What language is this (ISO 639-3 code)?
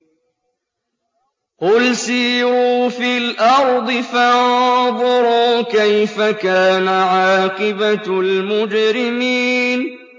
ara